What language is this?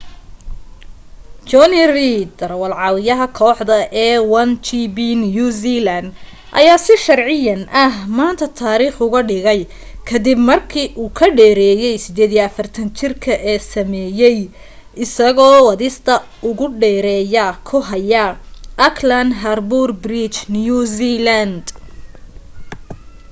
Somali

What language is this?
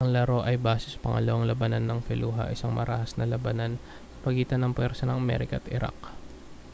Filipino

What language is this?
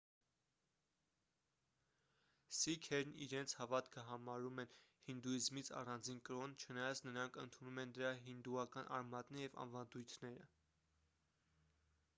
Armenian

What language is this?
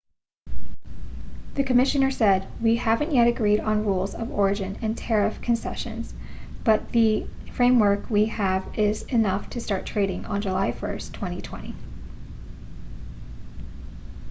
English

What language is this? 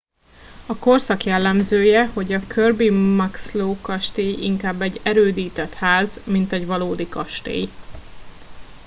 Hungarian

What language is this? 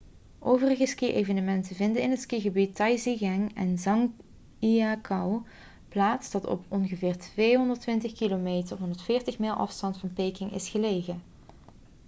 Dutch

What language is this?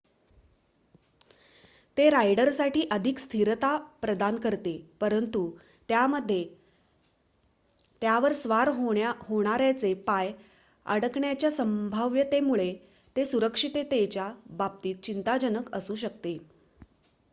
Marathi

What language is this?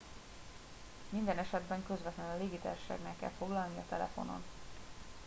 Hungarian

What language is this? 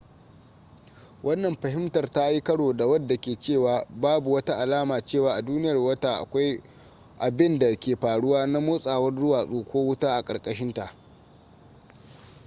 Hausa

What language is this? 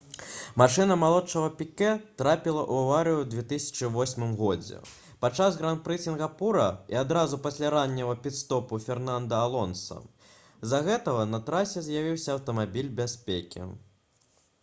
Belarusian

